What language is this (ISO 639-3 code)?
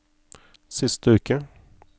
nor